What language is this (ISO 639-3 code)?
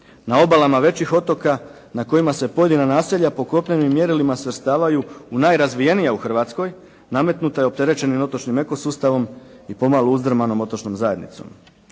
hrv